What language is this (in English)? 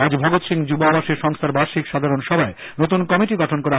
Bangla